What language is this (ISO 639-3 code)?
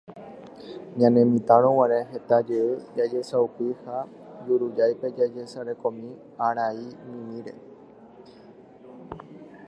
grn